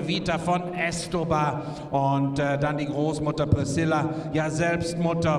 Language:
German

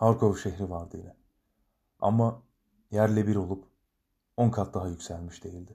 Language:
Turkish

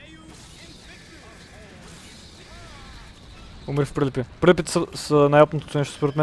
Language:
Bulgarian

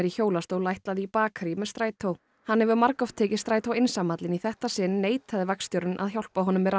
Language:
Icelandic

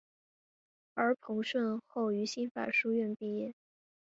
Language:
Chinese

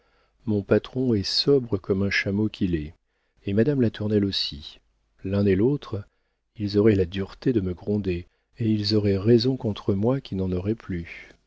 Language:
French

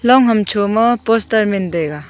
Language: Wancho Naga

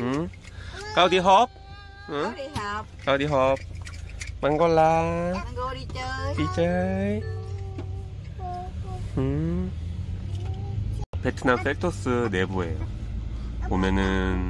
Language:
Korean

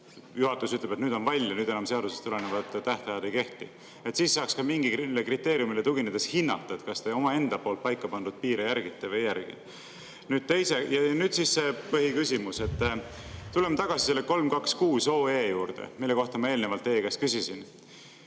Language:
Estonian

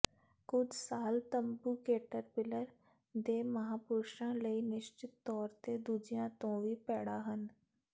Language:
Punjabi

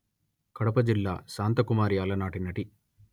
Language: Telugu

